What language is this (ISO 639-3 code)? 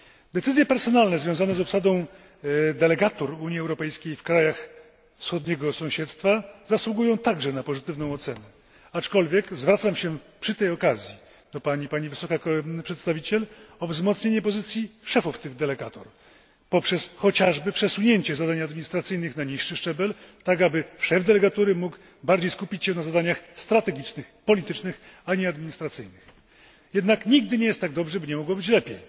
pol